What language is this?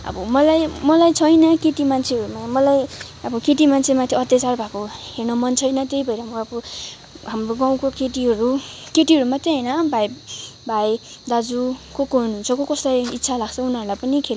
Nepali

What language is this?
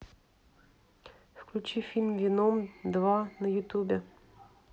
Russian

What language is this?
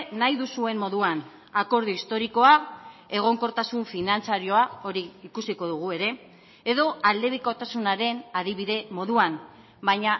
Basque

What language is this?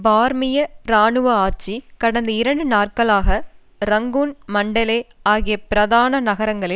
Tamil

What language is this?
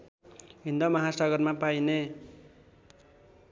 Nepali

